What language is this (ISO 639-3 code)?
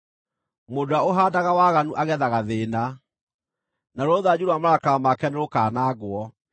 kik